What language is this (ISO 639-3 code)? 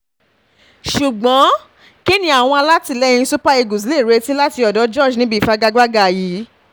yor